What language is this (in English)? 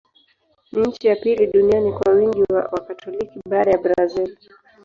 Swahili